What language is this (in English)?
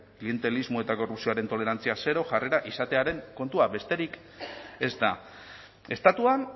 Basque